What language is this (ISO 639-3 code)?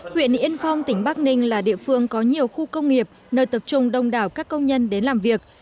vie